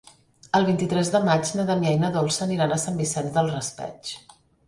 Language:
Catalan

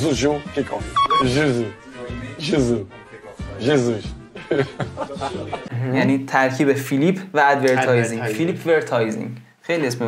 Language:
Persian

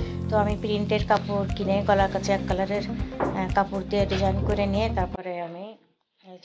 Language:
Romanian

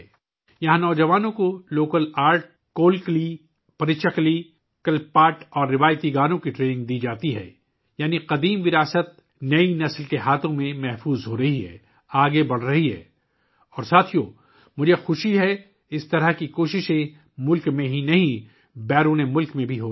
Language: Urdu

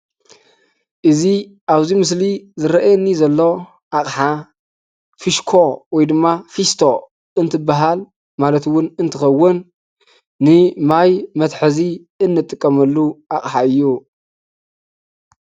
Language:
Tigrinya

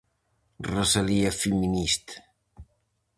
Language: Galician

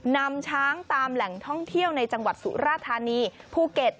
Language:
Thai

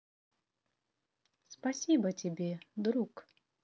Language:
Russian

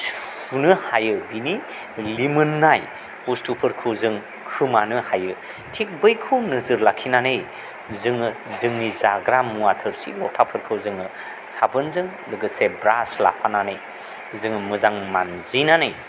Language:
Bodo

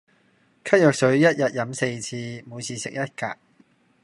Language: Cantonese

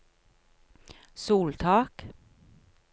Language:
Norwegian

